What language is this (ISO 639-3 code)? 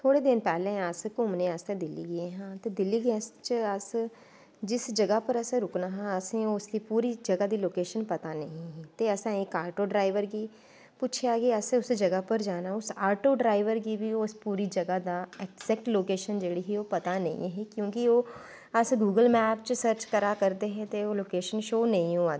doi